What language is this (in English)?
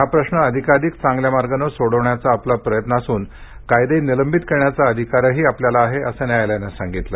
Marathi